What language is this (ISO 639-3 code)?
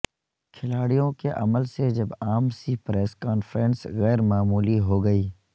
urd